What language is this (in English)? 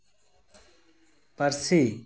Santali